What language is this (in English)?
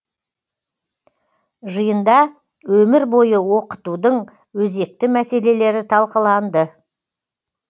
Kazakh